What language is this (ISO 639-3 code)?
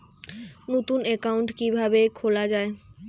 ben